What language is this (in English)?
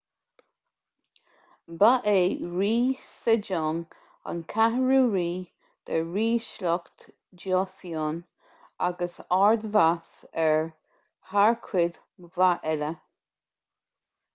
Irish